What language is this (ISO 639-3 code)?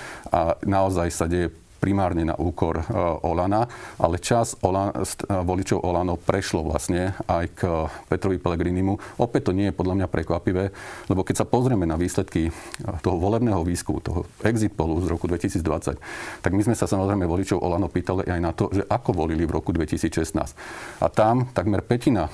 slk